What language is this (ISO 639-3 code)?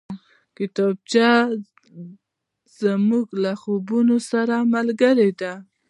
pus